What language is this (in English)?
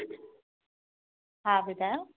Sindhi